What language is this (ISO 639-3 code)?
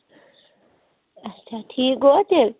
kas